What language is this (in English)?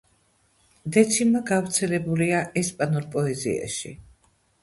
Georgian